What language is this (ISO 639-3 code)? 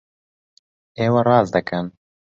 ckb